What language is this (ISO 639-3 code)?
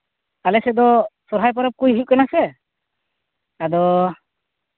sat